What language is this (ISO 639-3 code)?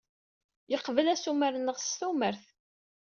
kab